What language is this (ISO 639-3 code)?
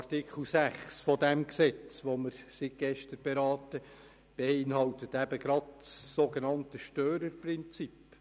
gsw